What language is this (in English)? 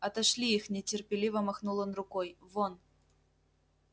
Russian